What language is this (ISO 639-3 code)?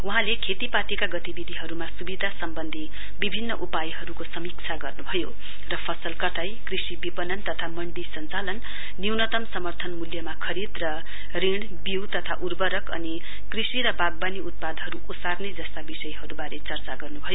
nep